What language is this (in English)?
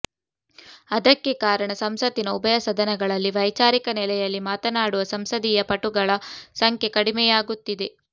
Kannada